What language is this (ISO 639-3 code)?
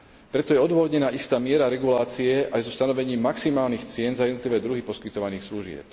slk